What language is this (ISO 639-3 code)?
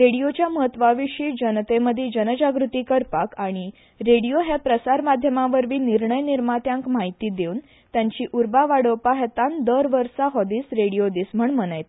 kok